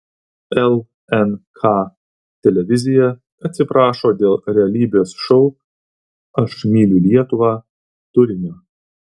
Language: Lithuanian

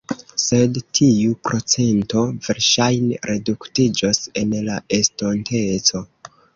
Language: Esperanto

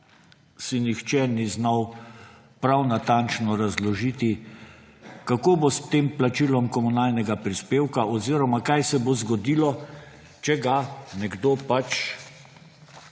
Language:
Slovenian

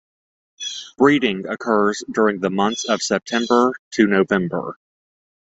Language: English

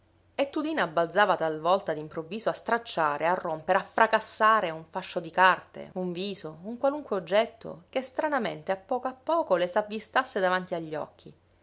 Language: Italian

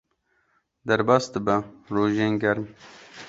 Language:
Kurdish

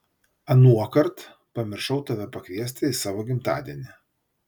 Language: Lithuanian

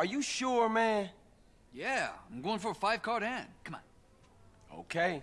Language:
Turkish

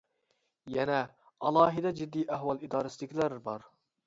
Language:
Uyghur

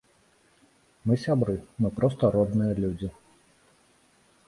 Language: Belarusian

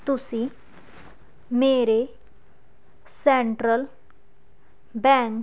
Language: Punjabi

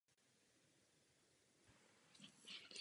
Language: Czech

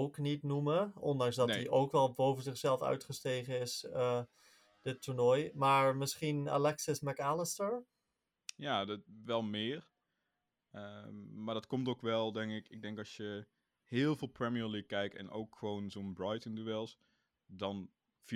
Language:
Dutch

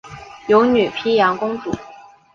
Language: Chinese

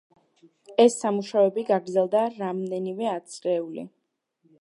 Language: Georgian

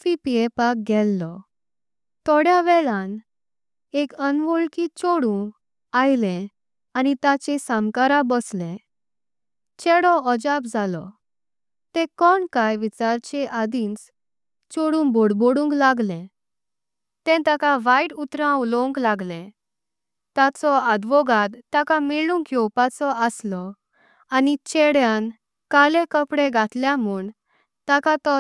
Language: Konkani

